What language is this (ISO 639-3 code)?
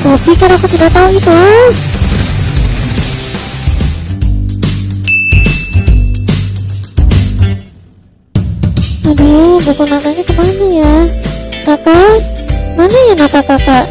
ind